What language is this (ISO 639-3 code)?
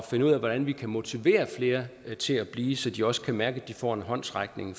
dan